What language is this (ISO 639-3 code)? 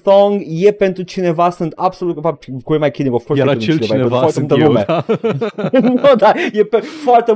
ron